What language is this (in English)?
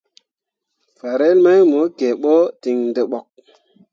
Mundang